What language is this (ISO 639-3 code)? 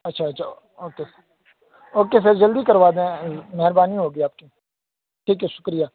urd